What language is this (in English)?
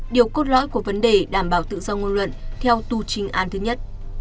Vietnamese